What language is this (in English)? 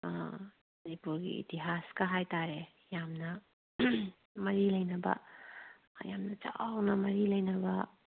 Manipuri